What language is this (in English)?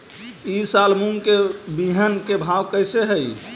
Magahi